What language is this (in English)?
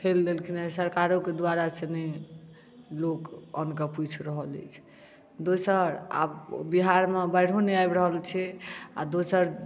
Maithili